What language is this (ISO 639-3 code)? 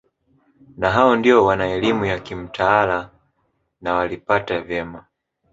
swa